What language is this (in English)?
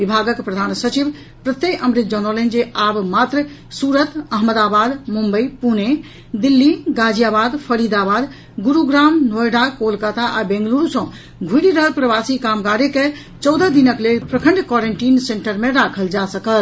Maithili